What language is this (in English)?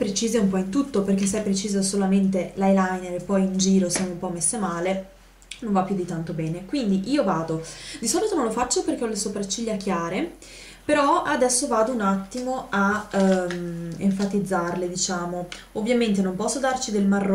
Italian